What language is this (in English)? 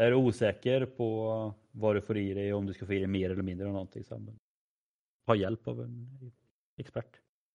Swedish